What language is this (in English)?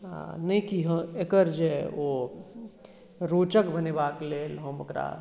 Maithili